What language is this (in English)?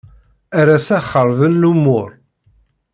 Kabyle